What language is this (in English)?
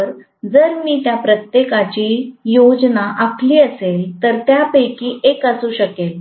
Marathi